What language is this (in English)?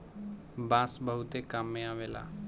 Bhojpuri